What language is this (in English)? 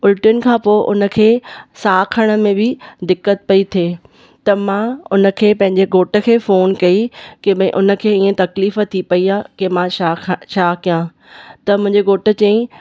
Sindhi